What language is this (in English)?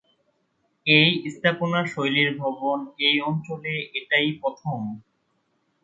Bangla